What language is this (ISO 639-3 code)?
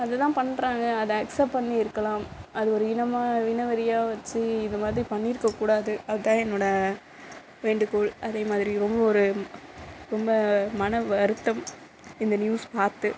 tam